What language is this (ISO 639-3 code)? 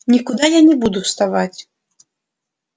rus